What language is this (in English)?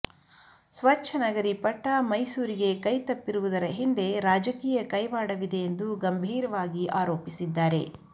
Kannada